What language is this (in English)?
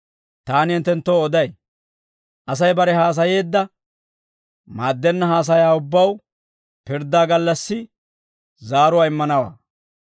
Dawro